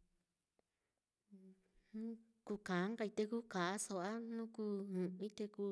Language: Mitlatongo Mixtec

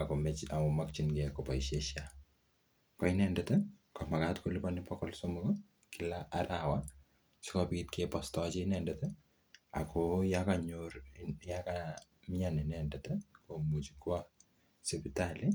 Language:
Kalenjin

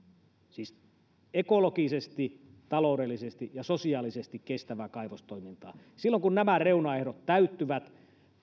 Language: Finnish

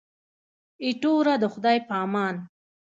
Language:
Pashto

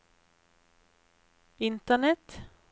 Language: Norwegian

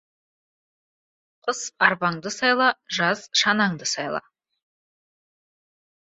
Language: Kazakh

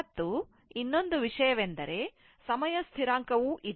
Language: Kannada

